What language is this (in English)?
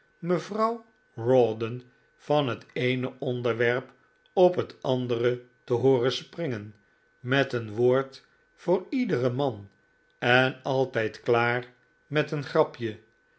Dutch